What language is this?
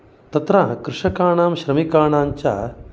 Sanskrit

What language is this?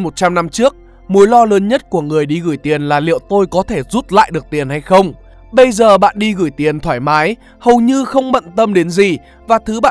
Vietnamese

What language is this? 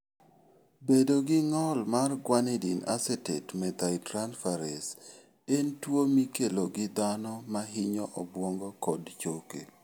Luo (Kenya and Tanzania)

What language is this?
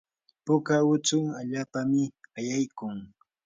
Yanahuanca Pasco Quechua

